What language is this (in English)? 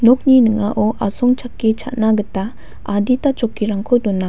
Garo